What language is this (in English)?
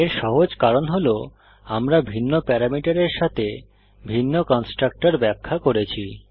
Bangla